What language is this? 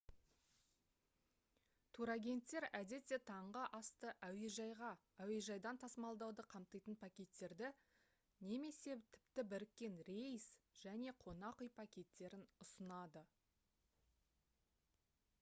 Kazakh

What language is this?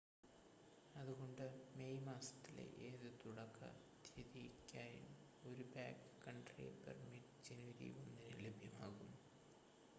Malayalam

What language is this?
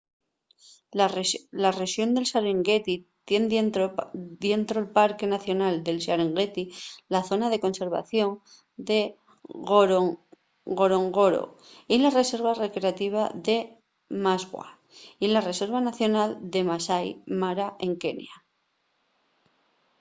Asturian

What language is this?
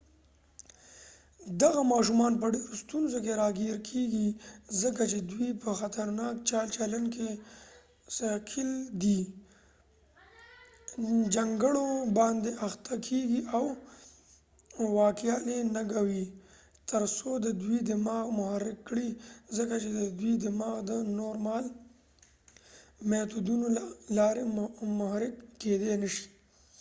Pashto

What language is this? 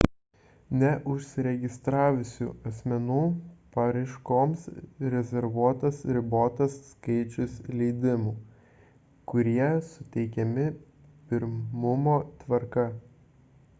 Lithuanian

